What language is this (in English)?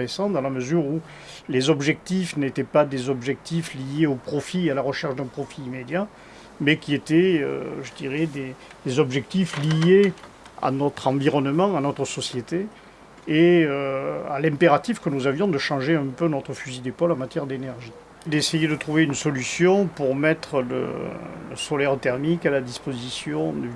French